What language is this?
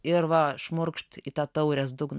Lithuanian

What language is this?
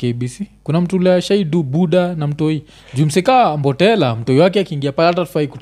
Swahili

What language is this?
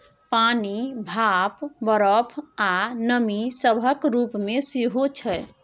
Maithili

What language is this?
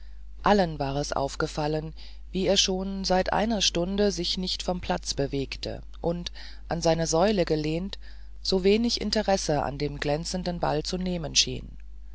German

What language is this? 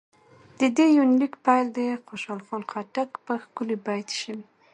Pashto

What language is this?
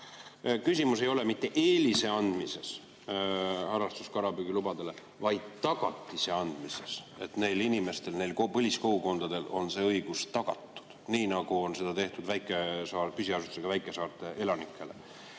Estonian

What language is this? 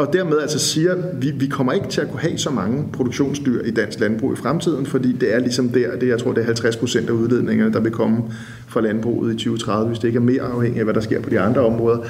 Danish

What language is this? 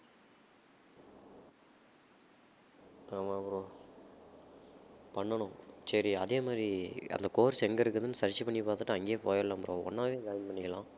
Tamil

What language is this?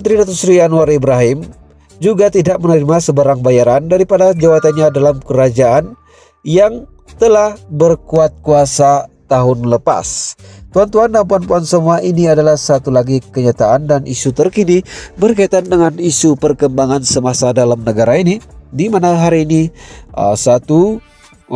Indonesian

